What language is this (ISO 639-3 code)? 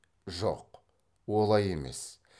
kaz